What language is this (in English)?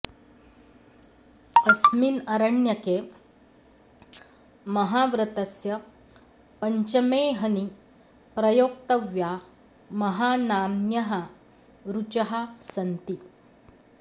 Sanskrit